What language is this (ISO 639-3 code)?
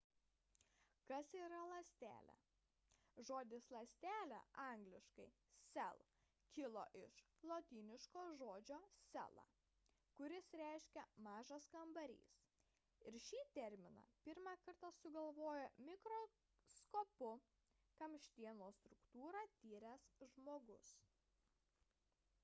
lit